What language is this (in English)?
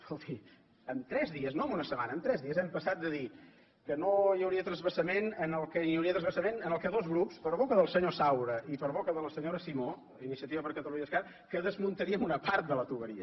Catalan